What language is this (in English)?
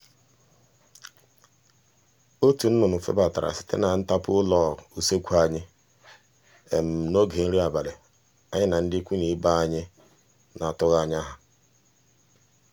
Igbo